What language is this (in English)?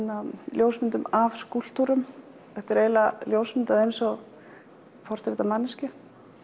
Icelandic